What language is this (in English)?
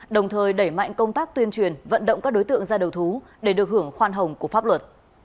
Vietnamese